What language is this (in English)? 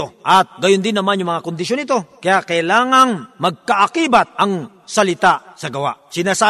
Filipino